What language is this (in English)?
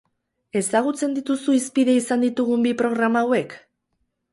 Basque